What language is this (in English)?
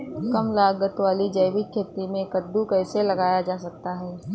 Hindi